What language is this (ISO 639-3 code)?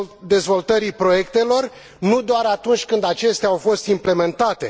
ron